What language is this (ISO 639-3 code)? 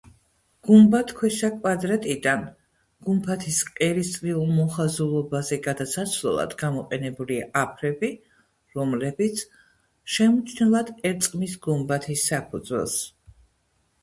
kat